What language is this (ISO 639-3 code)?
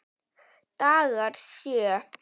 isl